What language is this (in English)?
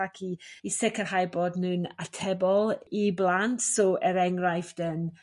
Welsh